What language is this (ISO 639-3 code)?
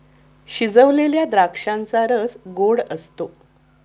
mar